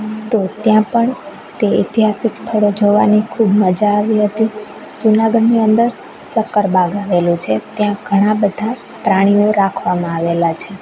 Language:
Gujarati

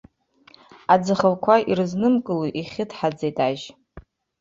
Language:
Abkhazian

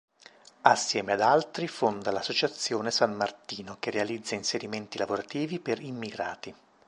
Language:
Italian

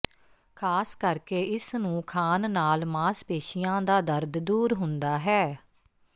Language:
Punjabi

